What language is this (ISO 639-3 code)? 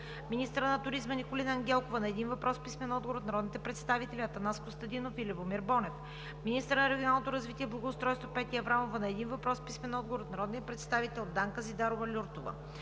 bul